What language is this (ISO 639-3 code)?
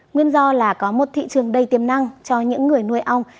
vie